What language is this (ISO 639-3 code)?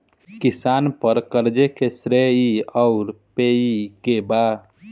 bho